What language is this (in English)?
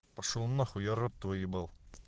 Russian